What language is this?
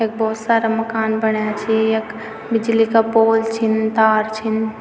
Garhwali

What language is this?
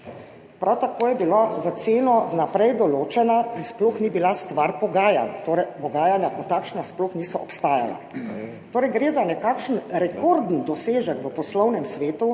Slovenian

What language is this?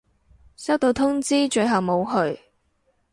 Cantonese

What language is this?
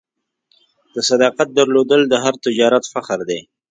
Pashto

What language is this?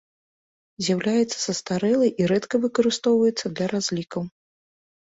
Belarusian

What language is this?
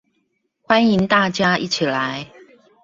Chinese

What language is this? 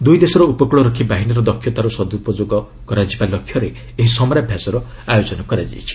Odia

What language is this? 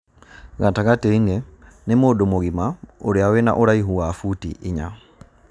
Kikuyu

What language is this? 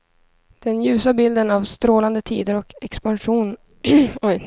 Swedish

